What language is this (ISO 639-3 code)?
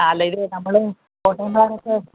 mal